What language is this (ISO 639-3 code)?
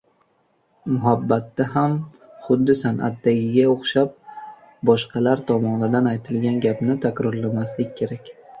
uzb